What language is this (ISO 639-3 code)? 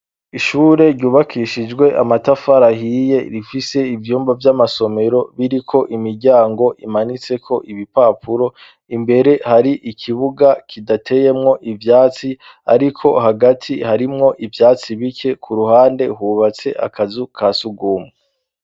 run